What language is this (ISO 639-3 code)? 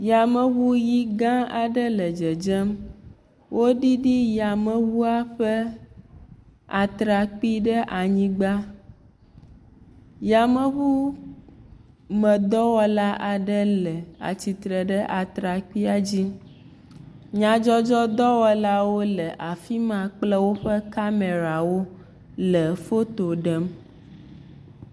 ewe